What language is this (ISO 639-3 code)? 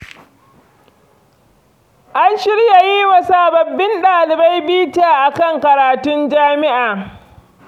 hau